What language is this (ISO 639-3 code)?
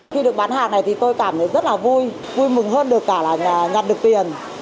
vie